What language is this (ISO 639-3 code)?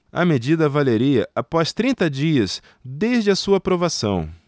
por